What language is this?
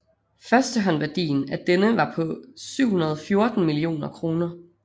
Danish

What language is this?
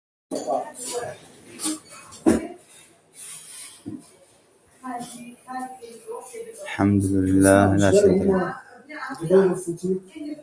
Arabic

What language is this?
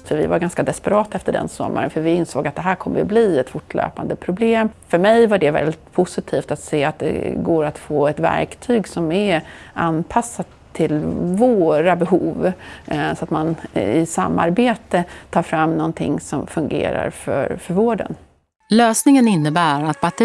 Swedish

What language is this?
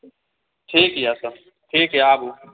Maithili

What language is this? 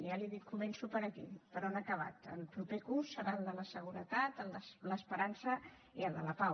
Catalan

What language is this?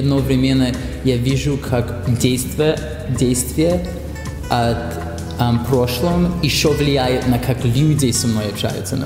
Russian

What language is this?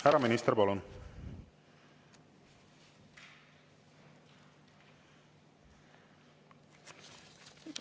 Estonian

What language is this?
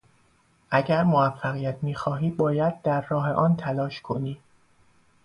Persian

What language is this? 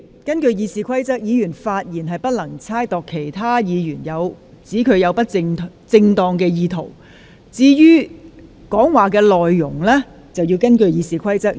Cantonese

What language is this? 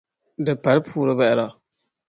Dagbani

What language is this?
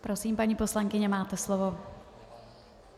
Czech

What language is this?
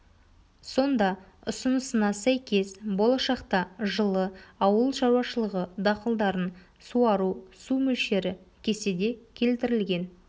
Kazakh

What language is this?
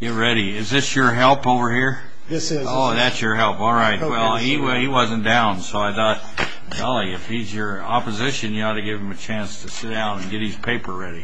English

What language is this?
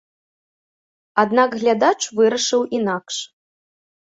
Belarusian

